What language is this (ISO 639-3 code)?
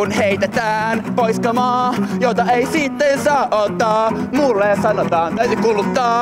fin